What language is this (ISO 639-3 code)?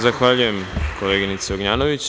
srp